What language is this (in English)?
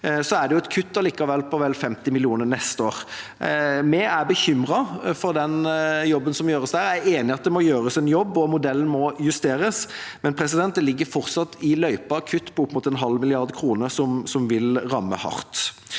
Norwegian